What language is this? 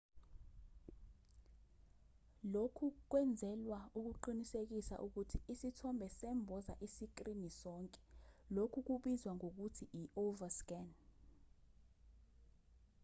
Zulu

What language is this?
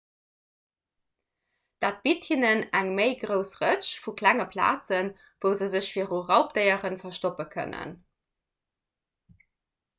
Luxembourgish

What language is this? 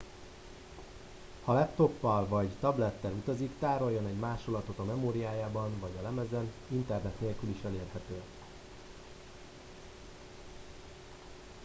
Hungarian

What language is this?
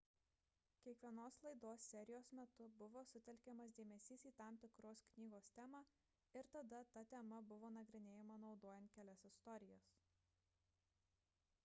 Lithuanian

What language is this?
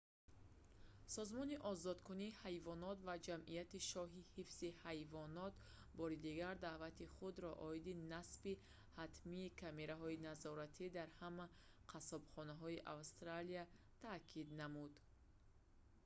Tajik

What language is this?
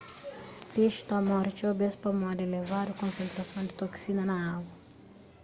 Kabuverdianu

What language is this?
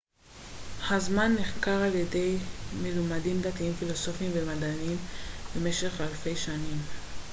Hebrew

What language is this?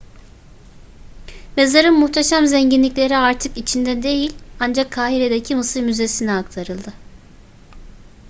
Turkish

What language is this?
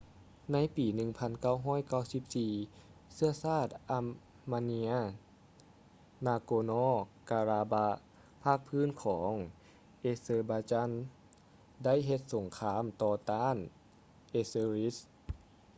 Lao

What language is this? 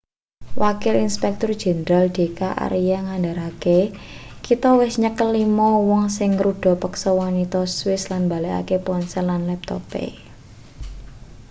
Javanese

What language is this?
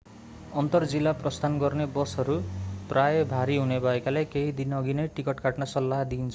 Nepali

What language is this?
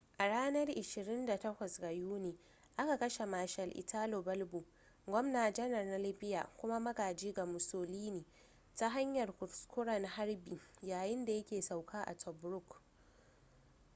Hausa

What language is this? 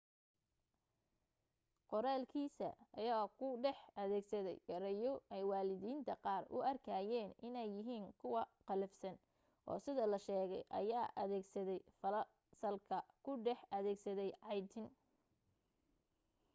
Somali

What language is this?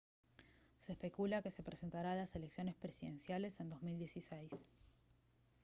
Spanish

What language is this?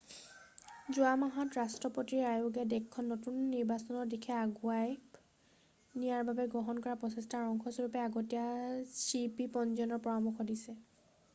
Assamese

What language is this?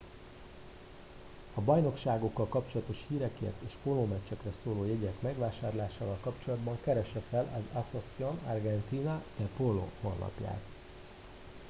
Hungarian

